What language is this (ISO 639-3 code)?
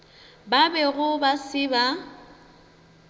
nso